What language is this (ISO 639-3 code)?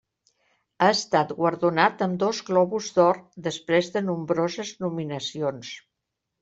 cat